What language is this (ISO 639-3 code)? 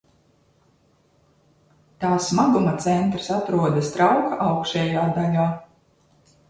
lav